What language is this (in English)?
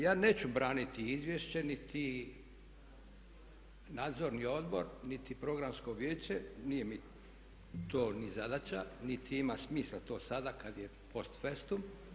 Croatian